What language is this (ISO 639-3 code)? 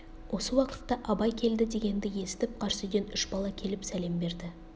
kaz